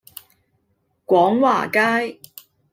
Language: Cantonese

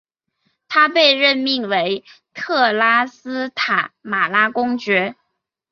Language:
Chinese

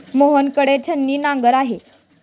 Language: Marathi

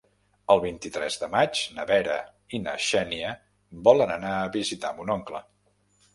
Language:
Catalan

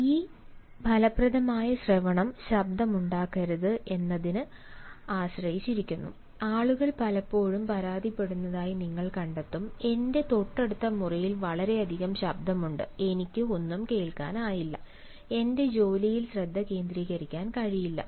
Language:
Malayalam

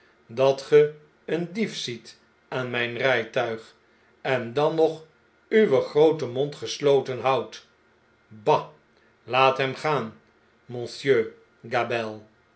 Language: Dutch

